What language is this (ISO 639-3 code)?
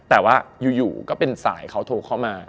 tha